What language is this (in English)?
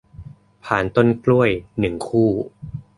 Thai